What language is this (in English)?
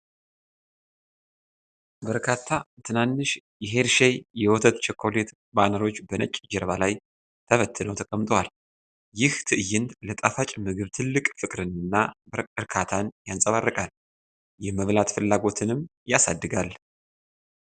Amharic